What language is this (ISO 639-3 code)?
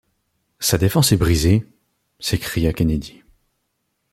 fra